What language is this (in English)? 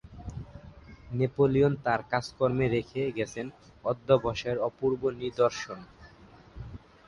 Bangla